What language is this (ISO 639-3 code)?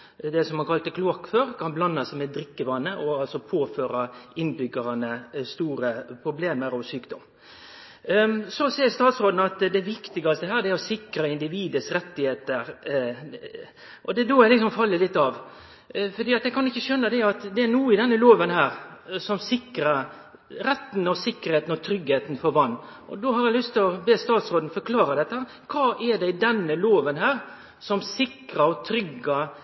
nno